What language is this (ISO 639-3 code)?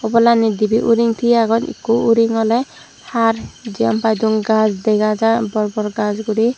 ccp